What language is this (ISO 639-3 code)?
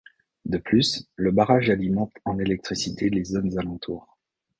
fra